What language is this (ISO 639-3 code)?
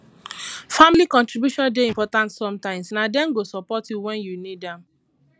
pcm